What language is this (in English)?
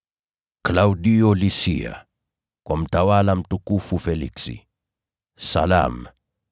Swahili